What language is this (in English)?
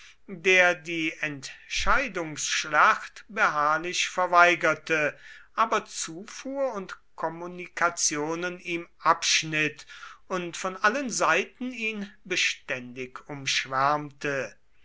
German